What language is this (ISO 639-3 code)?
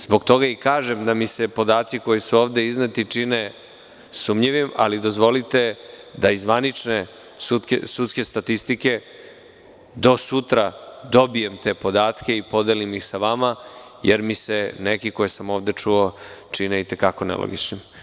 srp